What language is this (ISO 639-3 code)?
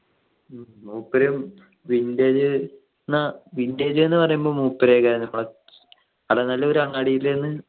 mal